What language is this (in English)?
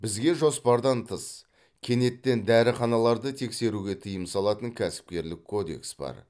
Kazakh